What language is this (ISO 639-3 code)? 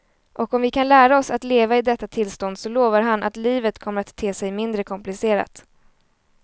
swe